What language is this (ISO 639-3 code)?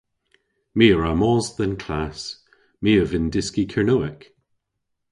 cor